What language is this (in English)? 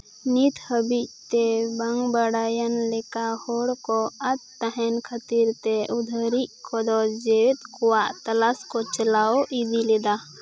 Santali